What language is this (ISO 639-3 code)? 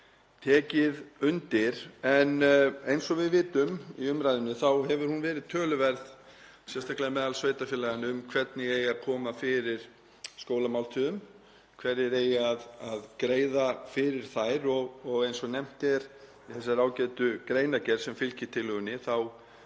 isl